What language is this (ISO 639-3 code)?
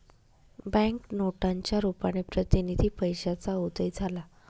mar